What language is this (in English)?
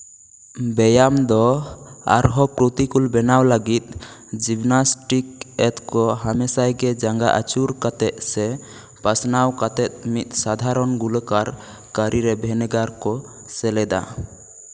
Santali